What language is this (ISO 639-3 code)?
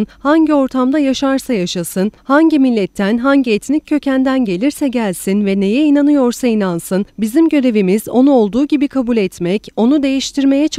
tur